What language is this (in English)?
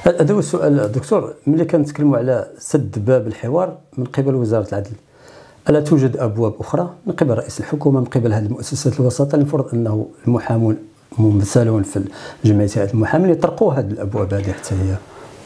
Arabic